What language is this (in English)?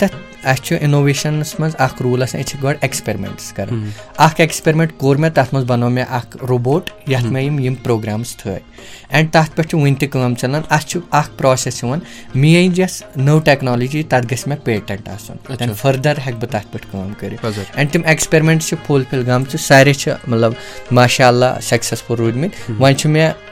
Urdu